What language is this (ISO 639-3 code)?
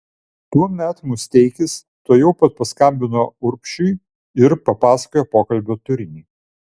lit